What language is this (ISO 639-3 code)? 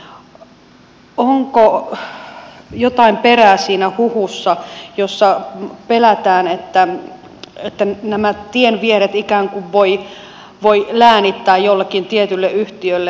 fin